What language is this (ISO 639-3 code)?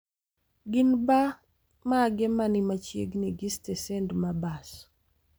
luo